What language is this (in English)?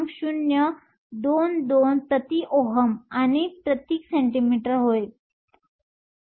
Marathi